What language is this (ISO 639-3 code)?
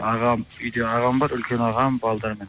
kaz